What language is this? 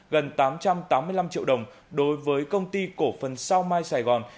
Vietnamese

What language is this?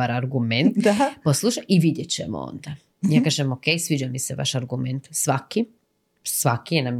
Croatian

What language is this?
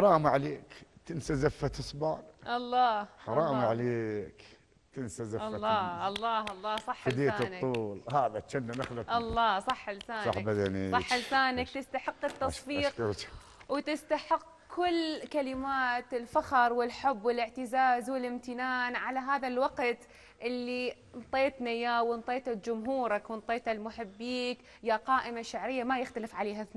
Arabic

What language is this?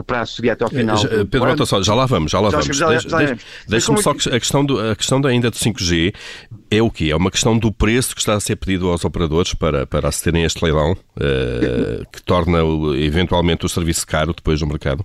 Portuguese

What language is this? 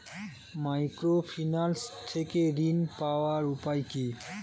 Bangla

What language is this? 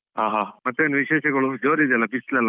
Kannada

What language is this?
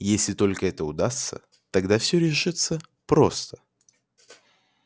Russian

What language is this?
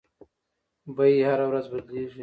Pashto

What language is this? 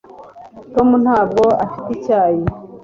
Kinyarwanda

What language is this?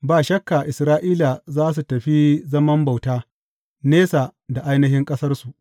Hausa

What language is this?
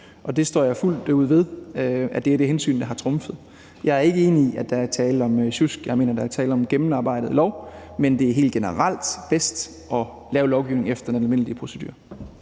Danish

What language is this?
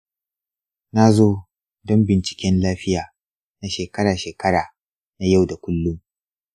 Hausa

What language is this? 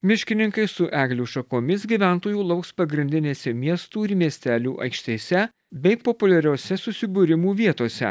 Lithuanian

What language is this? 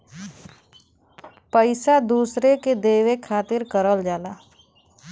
Bhojpuri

